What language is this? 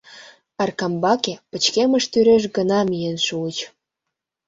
Mari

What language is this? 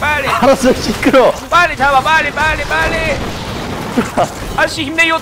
Korean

